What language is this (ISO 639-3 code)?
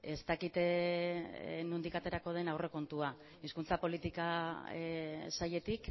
eus